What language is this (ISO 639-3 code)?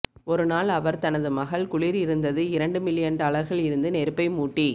tam